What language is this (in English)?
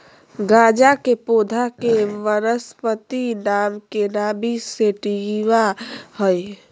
Magahi